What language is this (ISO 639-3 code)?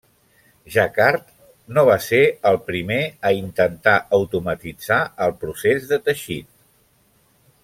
cat